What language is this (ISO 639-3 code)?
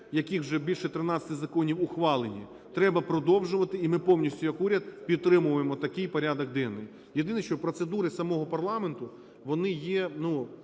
ukr